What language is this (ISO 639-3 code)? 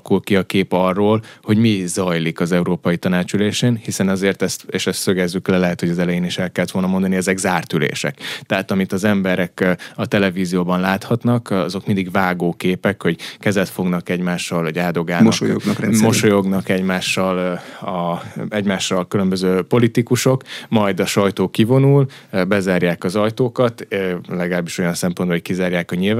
hun